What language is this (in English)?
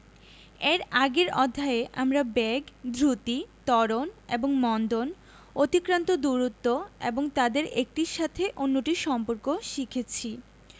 Bangla